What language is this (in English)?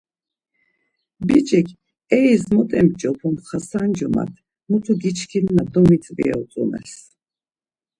Laz